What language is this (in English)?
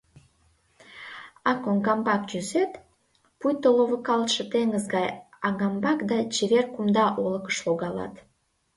Mari